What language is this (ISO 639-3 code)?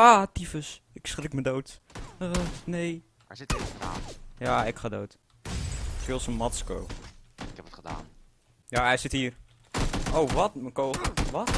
nld